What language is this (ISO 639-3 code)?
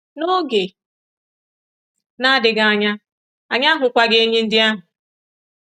ibo